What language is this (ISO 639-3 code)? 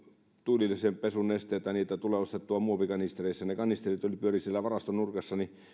fin